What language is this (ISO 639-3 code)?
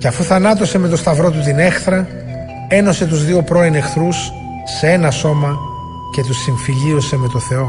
ell